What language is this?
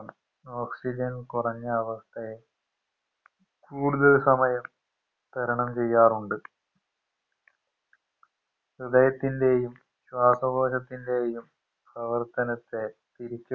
Malayalam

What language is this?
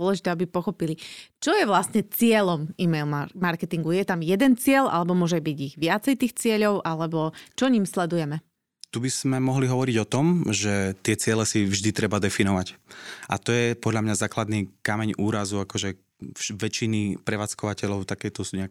Slovak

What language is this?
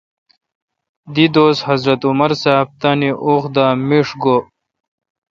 Kalkoti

